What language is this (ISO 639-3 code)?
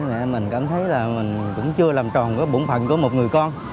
vie